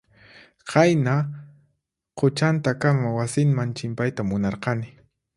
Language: Puno Quechua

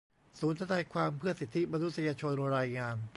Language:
Thai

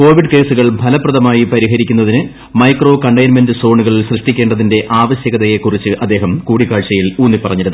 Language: Malayalam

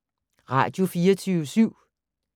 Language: Danish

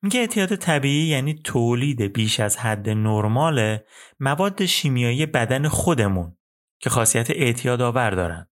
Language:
Persian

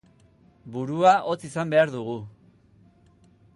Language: Basque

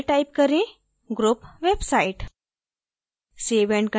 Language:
Hindi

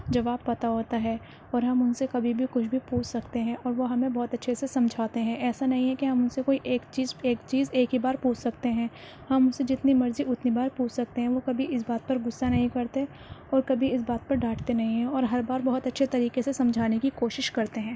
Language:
Urdu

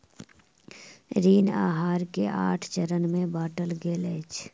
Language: Maithili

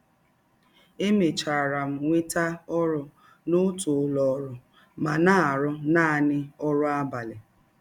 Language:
Igbo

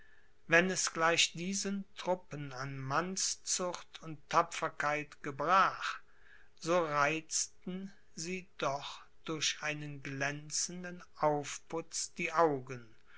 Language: German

